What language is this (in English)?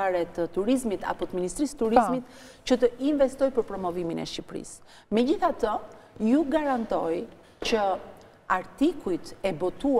Romanian